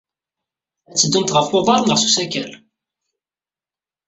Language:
Kabyle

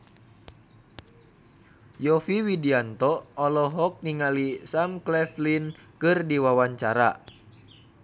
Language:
Sundanese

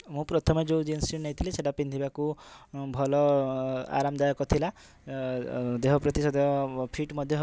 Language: Odia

